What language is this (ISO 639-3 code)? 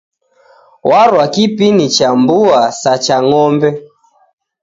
dav